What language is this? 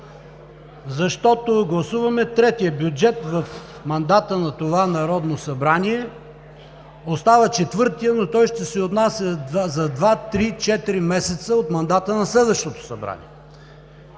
Bulgarian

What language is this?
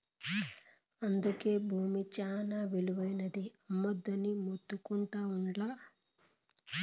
Telugu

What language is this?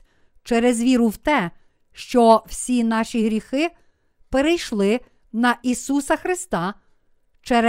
Ukrainian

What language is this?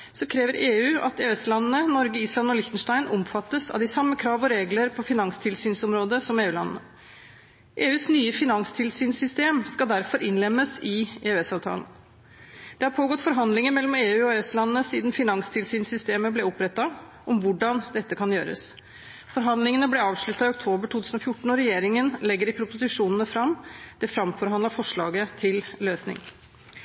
Norwegian Bokmål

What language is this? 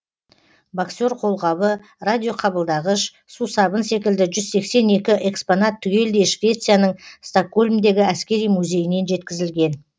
Kazakh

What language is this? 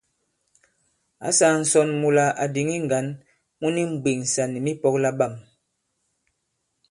Bankon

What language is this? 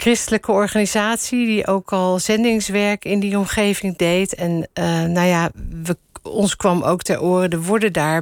Dutch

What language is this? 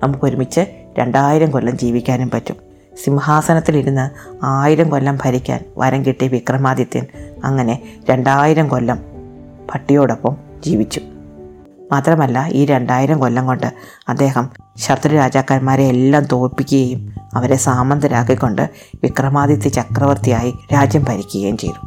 Malayalam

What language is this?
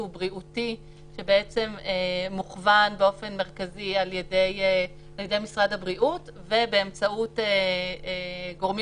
Hebrew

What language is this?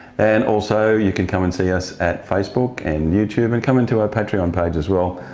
English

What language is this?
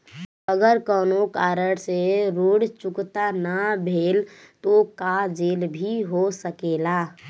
Bhojpuri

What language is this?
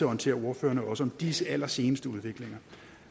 Danish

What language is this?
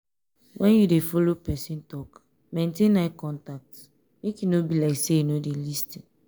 Nigerian Pidgin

